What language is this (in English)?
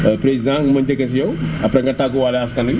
Wolof